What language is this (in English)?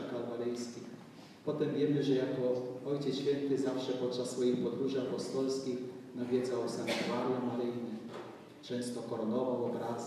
Polish